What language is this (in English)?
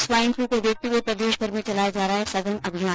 Hindi